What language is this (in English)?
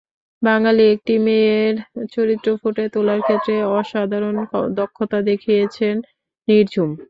Bangla